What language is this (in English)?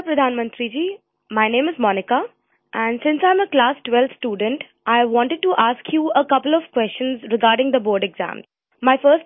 English